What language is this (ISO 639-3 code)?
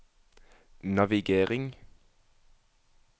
nor